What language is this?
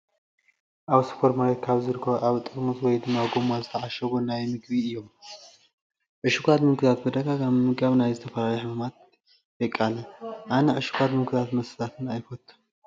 Tigrinya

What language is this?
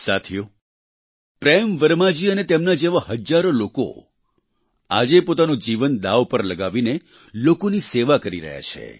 Gujarati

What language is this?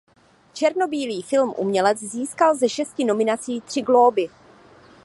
Czech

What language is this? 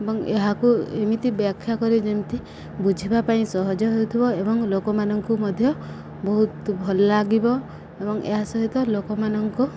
Odia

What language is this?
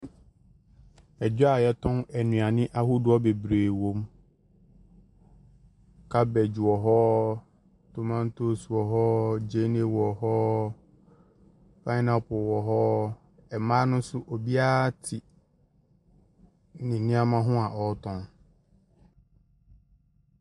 Akan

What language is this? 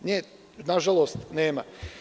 Serbian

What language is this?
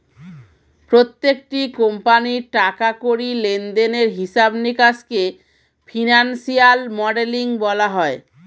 Bangla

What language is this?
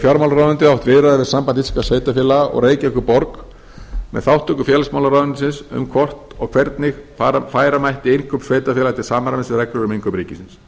Icelandic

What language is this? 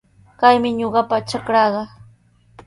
Sihuas Ancash Quechua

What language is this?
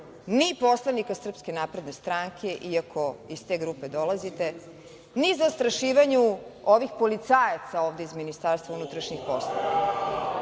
Serbian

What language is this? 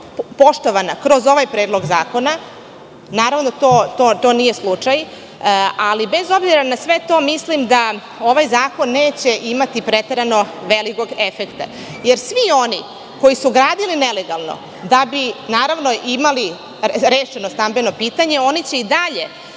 Serbian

